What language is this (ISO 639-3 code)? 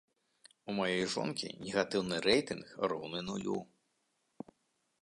bel